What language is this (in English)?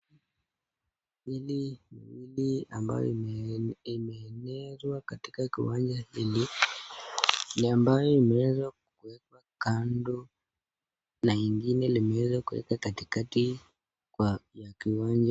Swahili